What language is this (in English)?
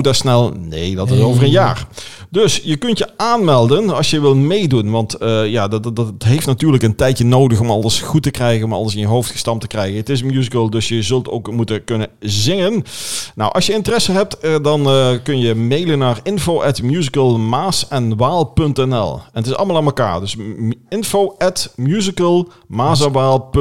Dutch